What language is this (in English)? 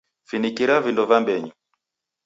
Taita